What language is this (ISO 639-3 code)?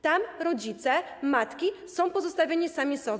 pol